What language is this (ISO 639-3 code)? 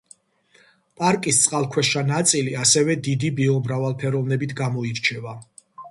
kat